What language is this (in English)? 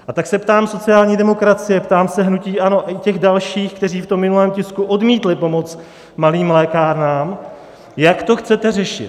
Czech